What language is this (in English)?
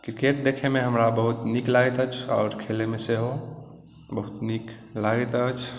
Maithili